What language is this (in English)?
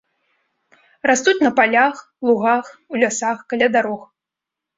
Belarusian